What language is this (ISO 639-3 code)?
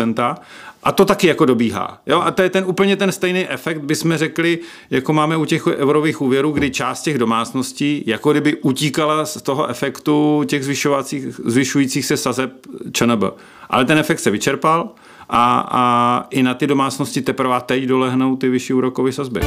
ces